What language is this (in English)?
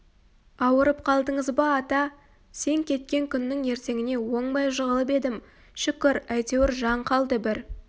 Kazakh